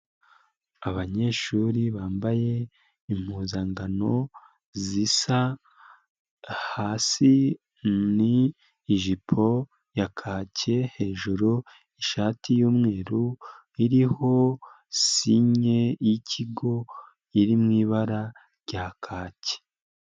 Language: Kinyarwanda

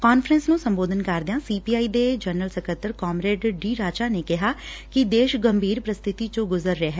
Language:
Punjabi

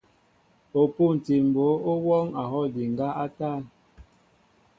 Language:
Mbo (Cameroon)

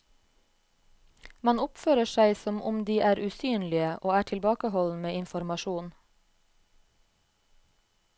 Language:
Norwegian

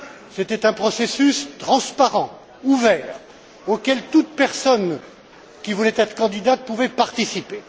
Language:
French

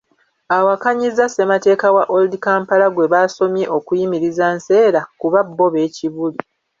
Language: Ganda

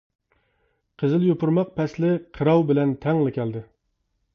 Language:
Uyghur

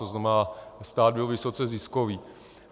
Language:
Czech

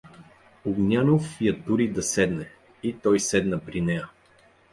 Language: Bulgarian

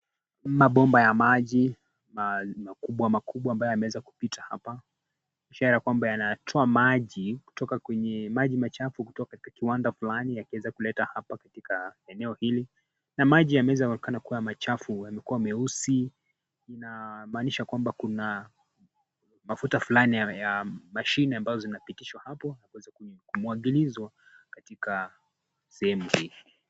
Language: Swahili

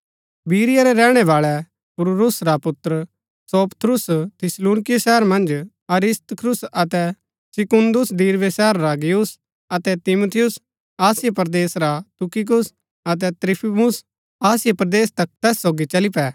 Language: Gaddi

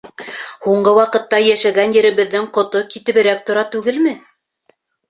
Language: Bashkir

